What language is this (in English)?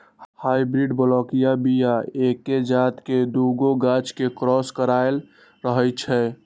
Magahi